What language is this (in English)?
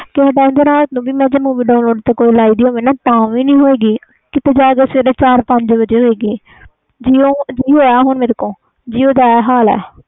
Punjabi